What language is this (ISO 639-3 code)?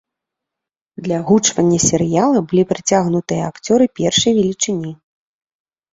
bel